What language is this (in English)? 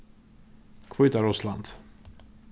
Faroese